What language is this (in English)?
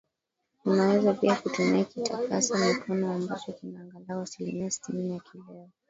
Swahili